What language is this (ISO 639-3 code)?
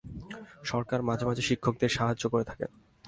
ben